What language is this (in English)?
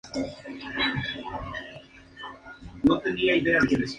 Spanish